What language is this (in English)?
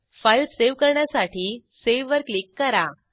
Marathi